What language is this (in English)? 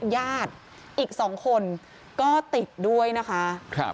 Thai